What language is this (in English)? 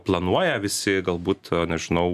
Lithuanian